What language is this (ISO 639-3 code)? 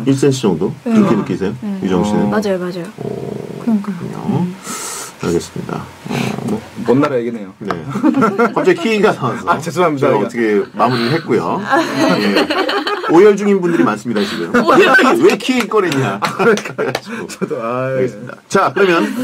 kor